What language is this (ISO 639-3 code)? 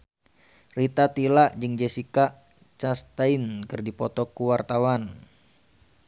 sun